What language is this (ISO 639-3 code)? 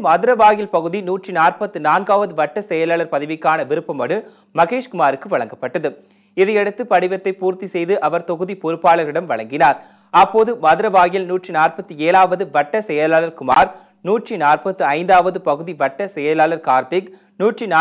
ita